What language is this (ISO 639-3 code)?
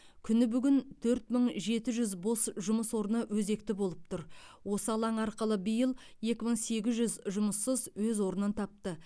kaz